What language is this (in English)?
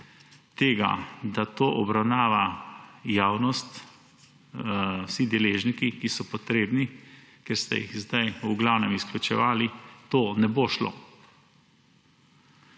Slovenian